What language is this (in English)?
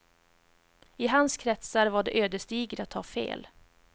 Swedish